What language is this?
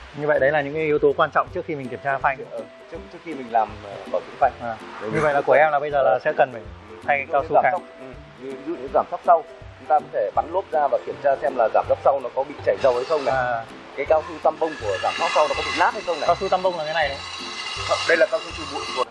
Vietnamese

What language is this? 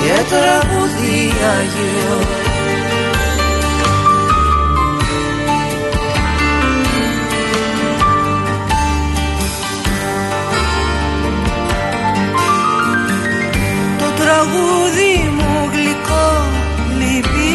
Greek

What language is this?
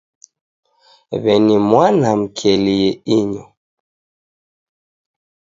Taita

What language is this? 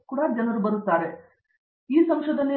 Kannada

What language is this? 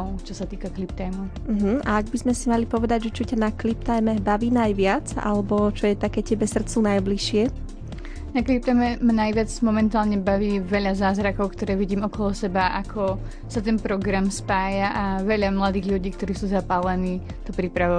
Slovak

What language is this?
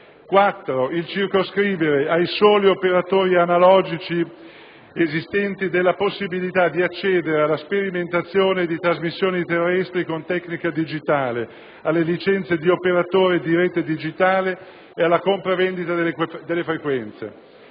Italian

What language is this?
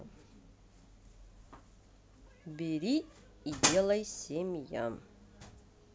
Russian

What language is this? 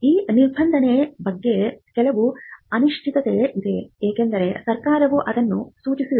Kannada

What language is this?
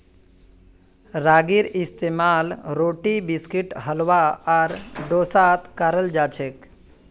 Magahi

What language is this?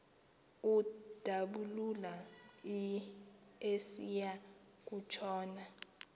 Xhosa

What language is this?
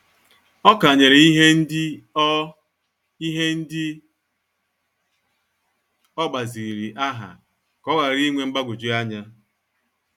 Igbo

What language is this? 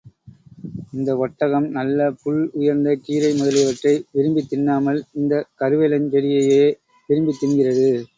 Tamil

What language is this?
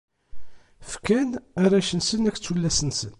Kabyle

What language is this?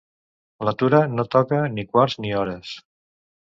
Catalan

